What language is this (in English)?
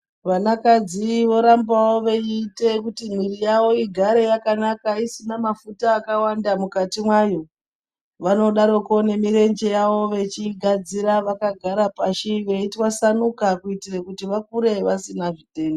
Ndau